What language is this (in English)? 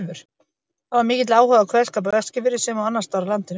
Icelandic